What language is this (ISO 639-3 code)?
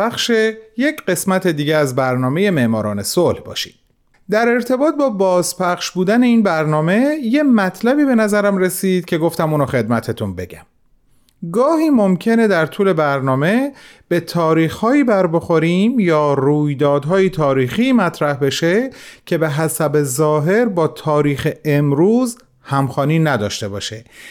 fas